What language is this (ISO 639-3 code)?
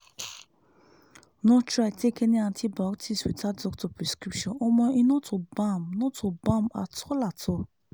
pcm